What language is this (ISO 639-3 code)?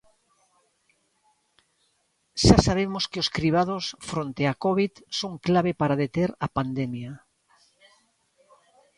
glg